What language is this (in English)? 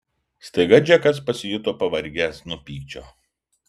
Lithuanian